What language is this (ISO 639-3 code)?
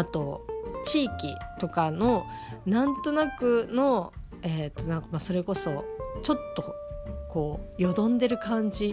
jpn